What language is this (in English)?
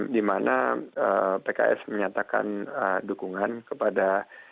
Indonesian